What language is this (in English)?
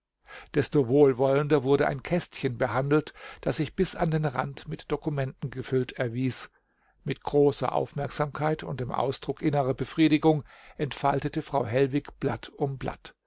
German